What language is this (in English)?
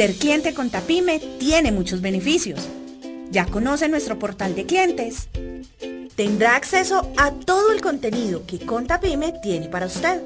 Spanish